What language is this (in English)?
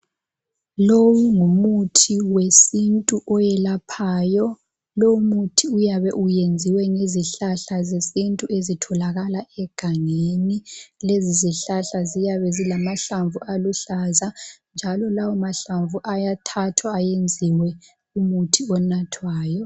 North Ndebele